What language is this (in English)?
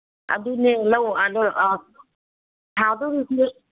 Manipuri